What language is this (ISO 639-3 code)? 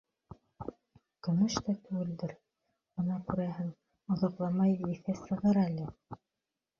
bak